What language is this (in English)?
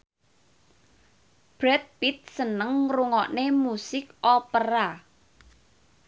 Javanese